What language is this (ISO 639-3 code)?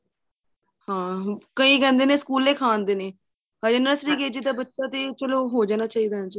pan